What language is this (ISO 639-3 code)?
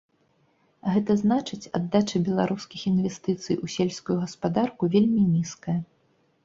bel